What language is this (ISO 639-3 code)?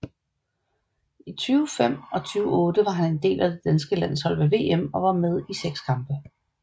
dan